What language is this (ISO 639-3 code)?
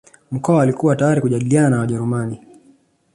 swa